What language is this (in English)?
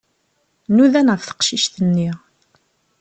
Kabyle